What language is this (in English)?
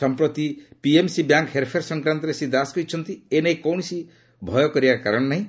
Odia